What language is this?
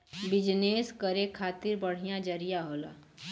Bhojpuri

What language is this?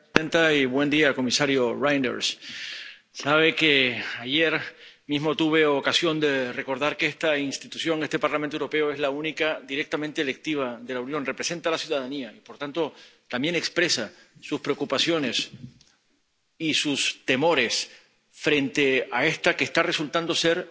Spanish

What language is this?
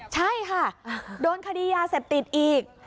Thai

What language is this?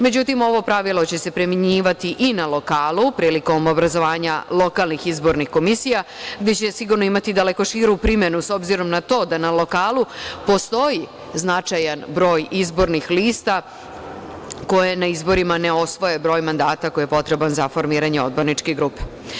Serbian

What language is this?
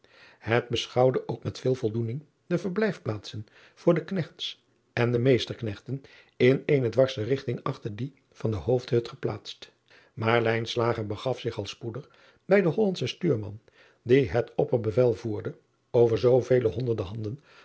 Dutch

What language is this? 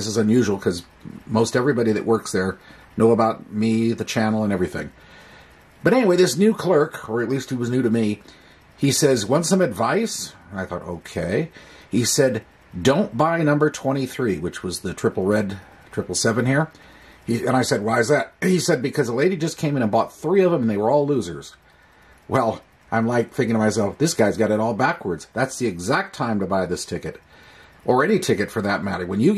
English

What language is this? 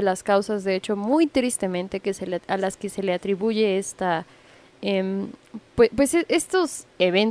Spanish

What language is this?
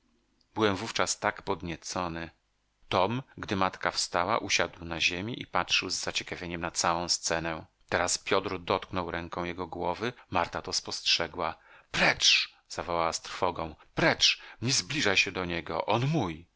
Polish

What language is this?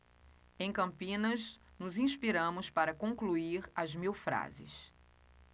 Portuguese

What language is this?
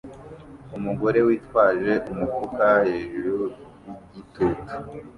Kinyarwanda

